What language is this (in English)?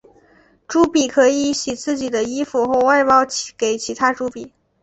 Chinese